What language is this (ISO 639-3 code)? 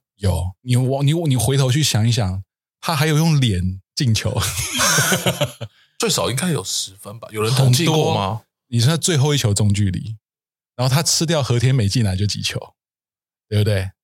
zho